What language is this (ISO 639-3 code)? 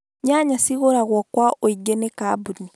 kik